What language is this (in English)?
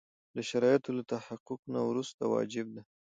Pashto